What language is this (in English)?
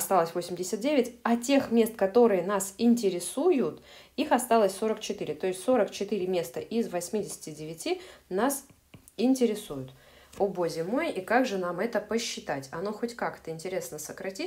Russian